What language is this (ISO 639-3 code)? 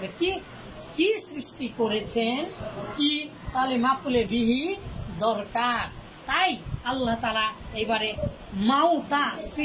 ara